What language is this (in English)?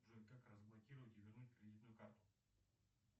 Russian